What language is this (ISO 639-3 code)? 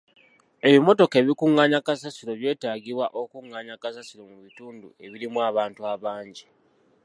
lug